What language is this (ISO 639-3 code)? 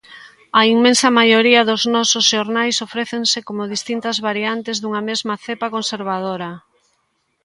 glg